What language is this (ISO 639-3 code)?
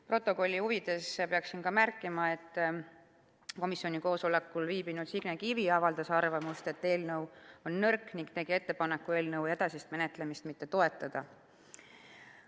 est